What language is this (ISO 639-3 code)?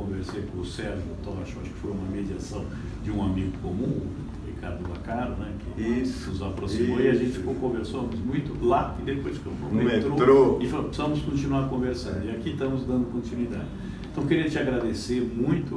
por